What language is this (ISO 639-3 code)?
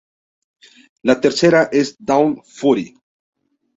spa